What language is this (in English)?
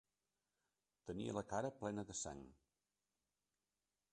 Catalan